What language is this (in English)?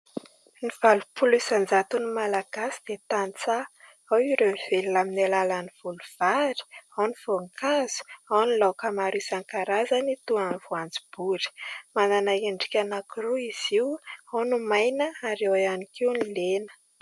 Malagasy